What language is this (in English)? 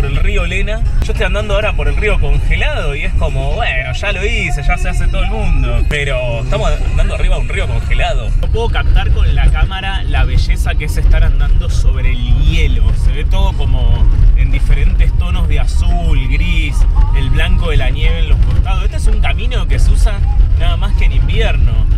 Spanish